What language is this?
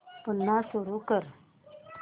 Marathi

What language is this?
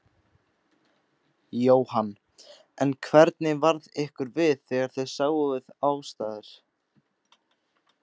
Icelandic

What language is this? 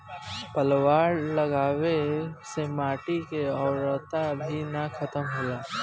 Bhojpuri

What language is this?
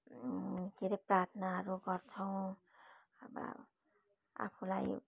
Nepali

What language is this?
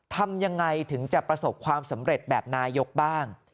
Thai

